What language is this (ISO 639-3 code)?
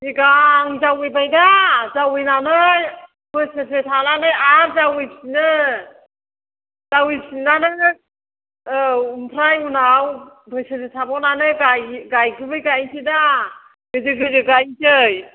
brx